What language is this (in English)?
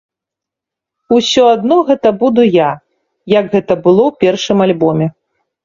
Belarusian